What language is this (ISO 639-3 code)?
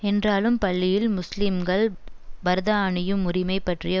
tam